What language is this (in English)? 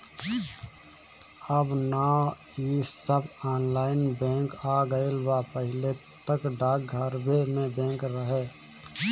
Bhojpuri